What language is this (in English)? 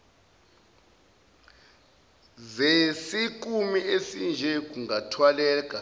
Zulu